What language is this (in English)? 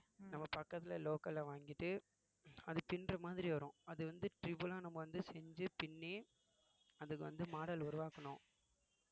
Tamil